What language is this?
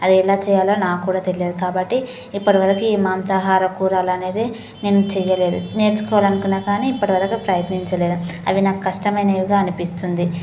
Telugu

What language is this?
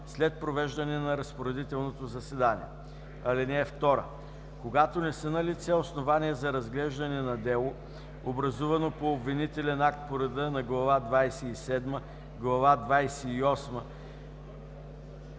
Bulgarian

